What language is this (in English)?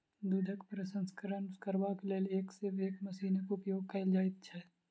Maithili